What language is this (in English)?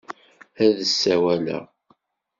Kabyle